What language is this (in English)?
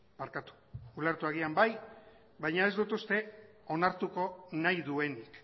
Basque